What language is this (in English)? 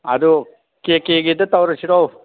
Manipuri